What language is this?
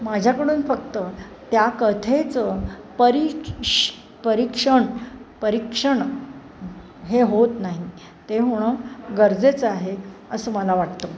Marathi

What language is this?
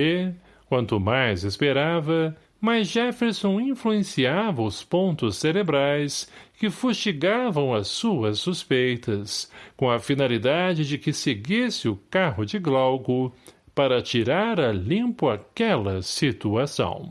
Portuguese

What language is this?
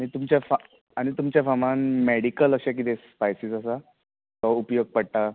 Konkani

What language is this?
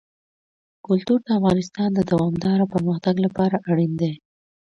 Pashto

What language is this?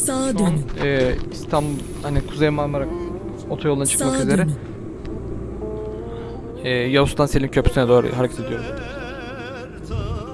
Turkish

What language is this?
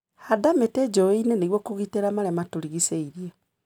Kikuyu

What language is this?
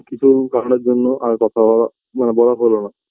Bangla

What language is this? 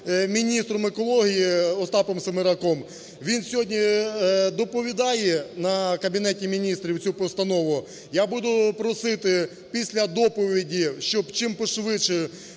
Ukrainian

